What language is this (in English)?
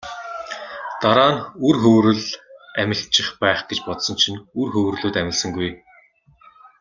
Mongolian